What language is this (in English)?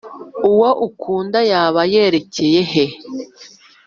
Kinyarwanda